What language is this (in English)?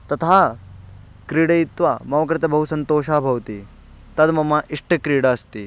Sanskrit